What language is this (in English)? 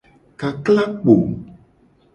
Gen